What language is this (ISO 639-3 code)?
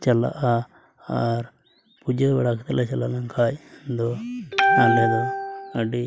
sat